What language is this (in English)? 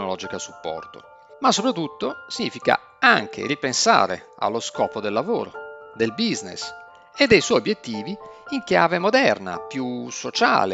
Italian